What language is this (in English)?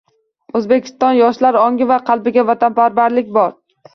Uzbek